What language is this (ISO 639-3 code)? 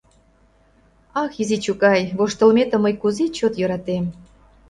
chm